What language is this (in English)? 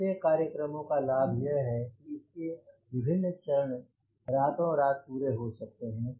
Hindi